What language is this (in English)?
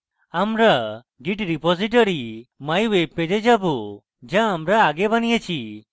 Bangla